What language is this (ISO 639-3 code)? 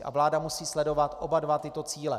ces